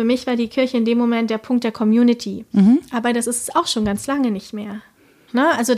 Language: German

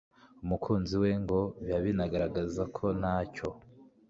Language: Kinyarwanda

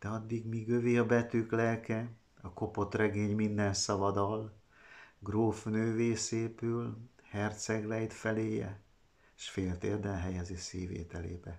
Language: Hungarian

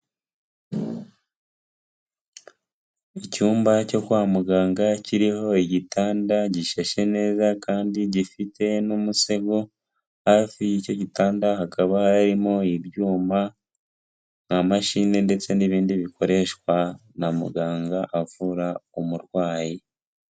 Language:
Kinyarwanda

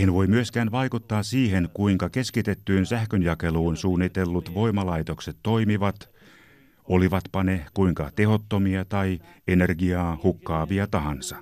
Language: Finnish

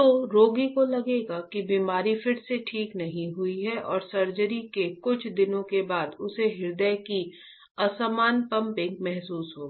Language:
Hindi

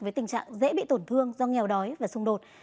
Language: Vietnamese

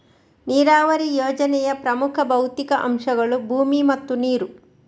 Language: Kannada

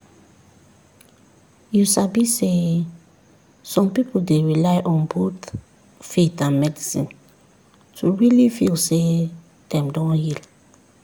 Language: Nigerian Pidgin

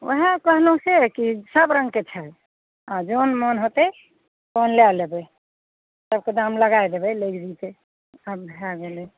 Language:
Maithili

